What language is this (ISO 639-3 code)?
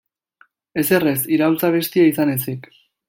eus